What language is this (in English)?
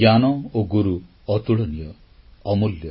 Odia